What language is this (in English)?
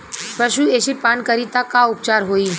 Bhojpuri